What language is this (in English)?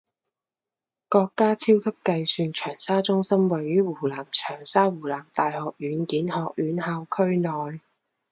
Chinese